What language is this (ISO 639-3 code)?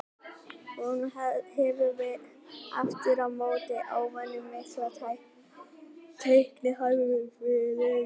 isl